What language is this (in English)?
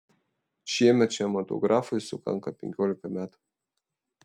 Lithuanian